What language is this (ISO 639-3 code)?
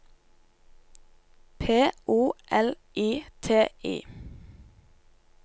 nor